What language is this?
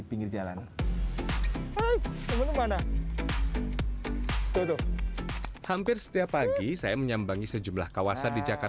Indonesian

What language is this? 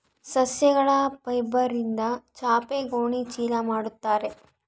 Kannada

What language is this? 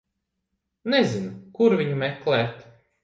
Latvian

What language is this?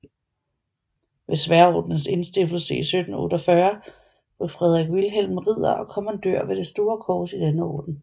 Danish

